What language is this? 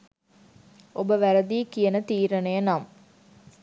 Sinhala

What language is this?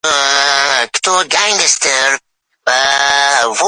Uzbek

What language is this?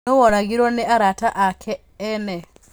Kikuyu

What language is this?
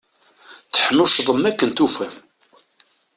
Kabyle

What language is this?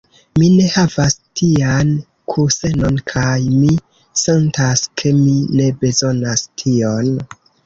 Esperanto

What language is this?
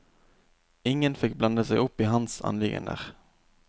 Norwegian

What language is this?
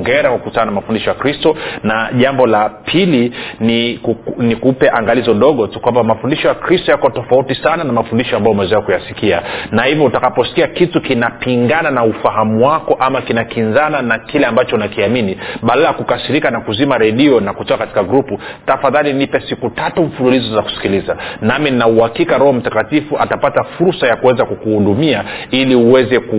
Swahili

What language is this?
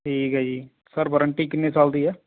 Punjabi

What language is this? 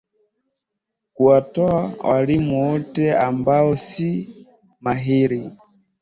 Swahili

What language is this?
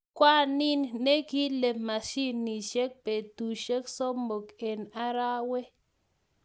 Kalenjin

